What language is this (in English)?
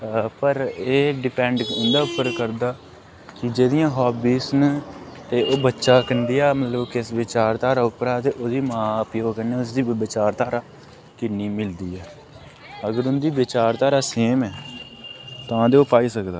Dogri